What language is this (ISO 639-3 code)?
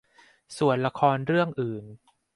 tha